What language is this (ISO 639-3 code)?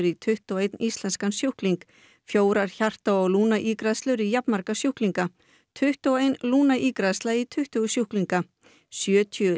isl